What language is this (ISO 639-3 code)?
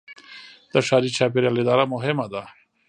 pus